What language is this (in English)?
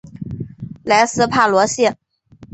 Chinese